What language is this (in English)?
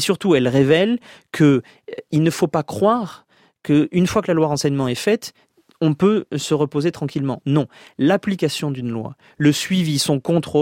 French